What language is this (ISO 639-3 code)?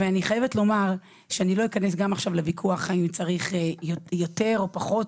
heb